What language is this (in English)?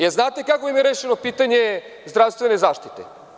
Serbian